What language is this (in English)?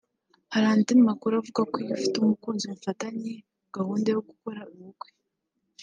Kinyarwanda